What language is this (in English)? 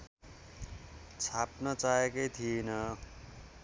Nepali